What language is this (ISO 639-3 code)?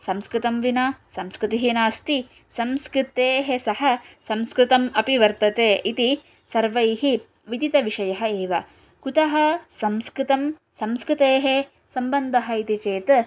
san